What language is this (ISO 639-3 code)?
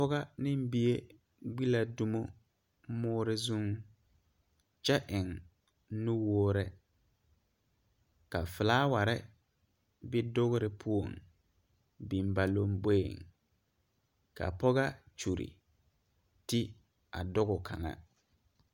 dga